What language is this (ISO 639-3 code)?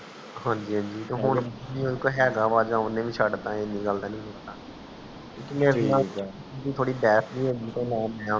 pan